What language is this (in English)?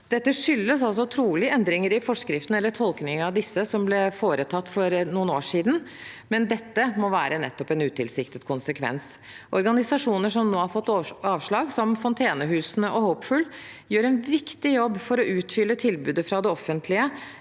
Norwegian